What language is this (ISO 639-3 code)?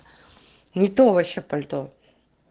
rus